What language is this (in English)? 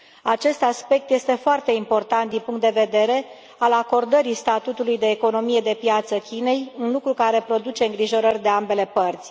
Romanian